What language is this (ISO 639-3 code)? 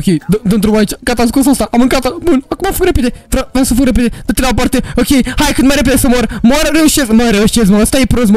ron